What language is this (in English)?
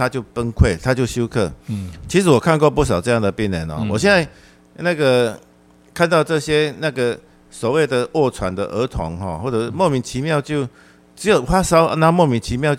Chinese